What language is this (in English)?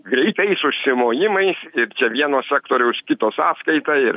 Lithuanian